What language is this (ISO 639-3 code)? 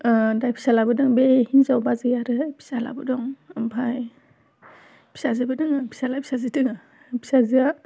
brx